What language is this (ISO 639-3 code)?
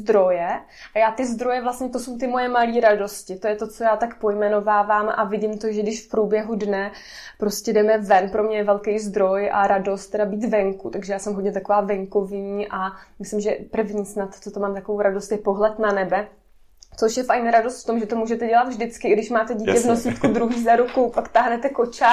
ces